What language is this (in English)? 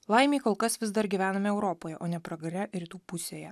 Lithuanian